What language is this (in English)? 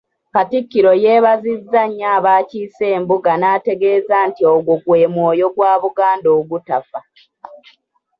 Ganda